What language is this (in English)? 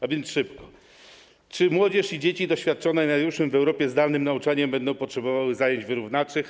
Polish